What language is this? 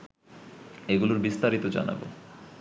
Bangla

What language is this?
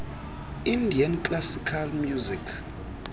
Xhosa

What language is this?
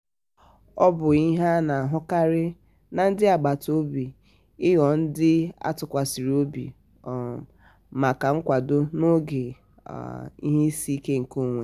Igbo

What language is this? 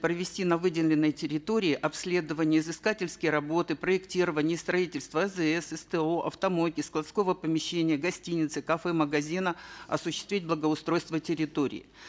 Kazakh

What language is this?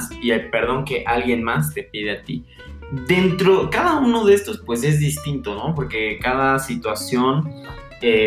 Spanish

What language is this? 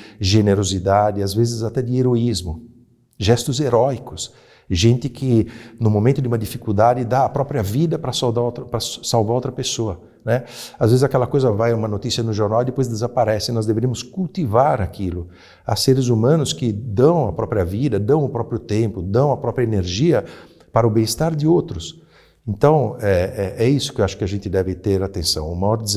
Portuguese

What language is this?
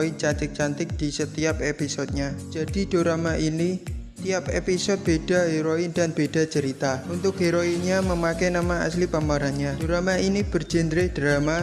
Indonesian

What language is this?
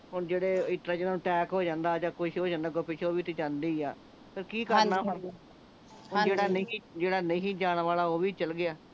Punjabi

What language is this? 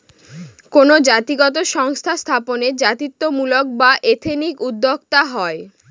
Bangla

